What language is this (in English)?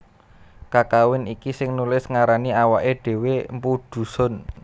Javanese